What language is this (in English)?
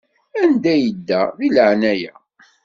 Kabyle